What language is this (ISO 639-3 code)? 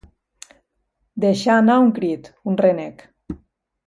cat